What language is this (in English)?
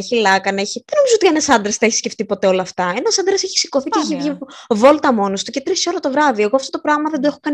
Greek